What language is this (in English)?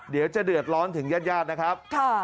Thai